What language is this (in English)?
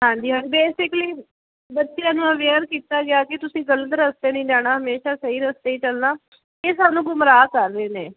Punjabi